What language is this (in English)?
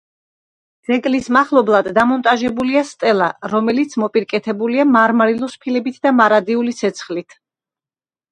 Georgian